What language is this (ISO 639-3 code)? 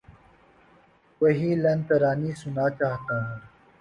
urd